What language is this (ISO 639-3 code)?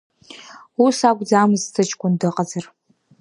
abk